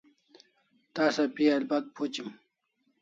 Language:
Kalasha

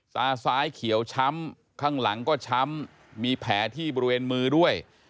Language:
Thai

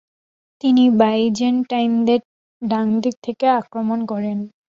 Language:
Bangla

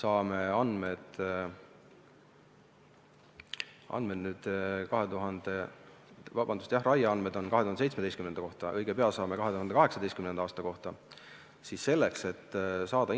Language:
Estonian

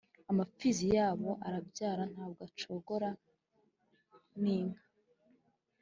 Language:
Kinyarwanda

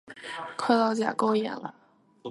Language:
Chinese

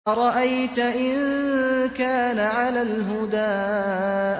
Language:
Arabic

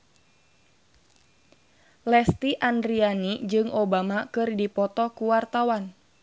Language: Sundanese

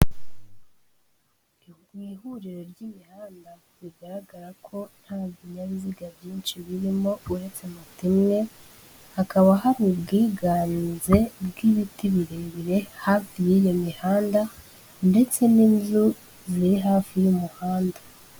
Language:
Kinyarwanda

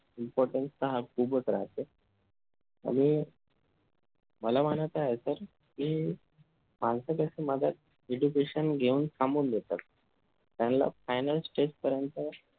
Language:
Marathi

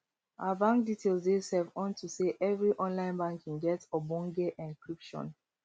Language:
Nigerian Pidgin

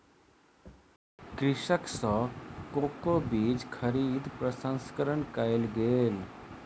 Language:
Maithili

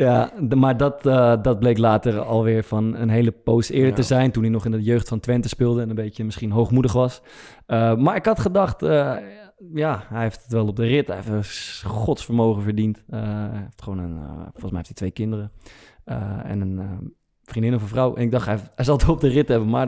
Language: Dutch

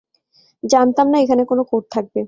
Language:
Bangla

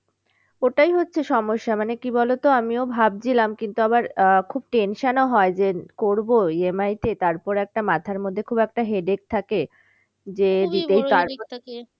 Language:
Bangla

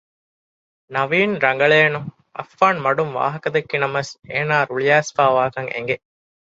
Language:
Divehi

